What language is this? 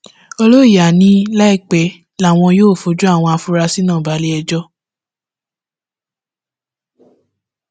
Yoruba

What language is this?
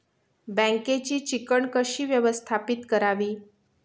Marathi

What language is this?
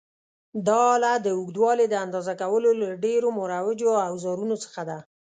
Pashto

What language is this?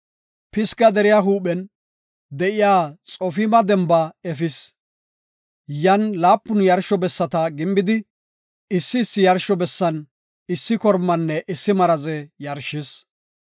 Gofa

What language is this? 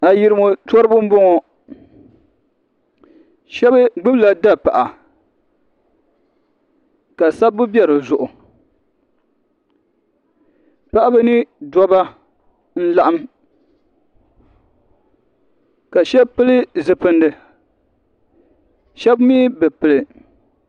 Dagbani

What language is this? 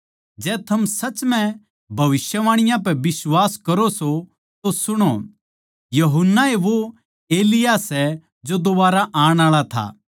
Haryanvi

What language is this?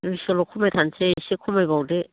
Bodo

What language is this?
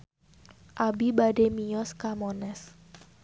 Sundanese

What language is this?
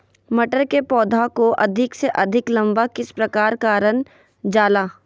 Magahi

